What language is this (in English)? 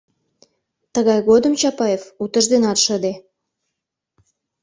Mari